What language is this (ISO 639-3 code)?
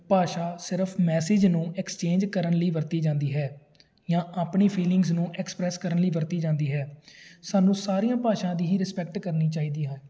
pan